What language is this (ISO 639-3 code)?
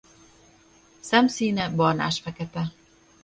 hun